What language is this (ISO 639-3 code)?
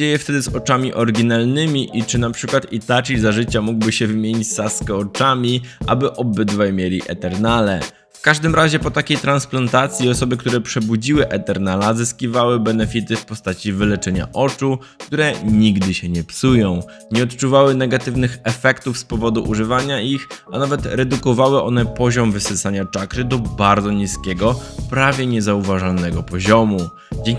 pol